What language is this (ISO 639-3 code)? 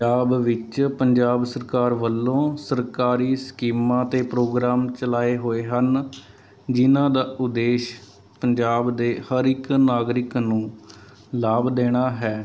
pan